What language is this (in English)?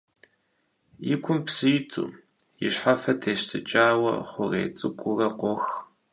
Kabardian